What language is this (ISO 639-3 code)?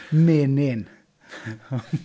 cym